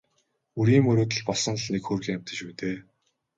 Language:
Mongolian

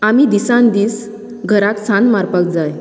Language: Konkani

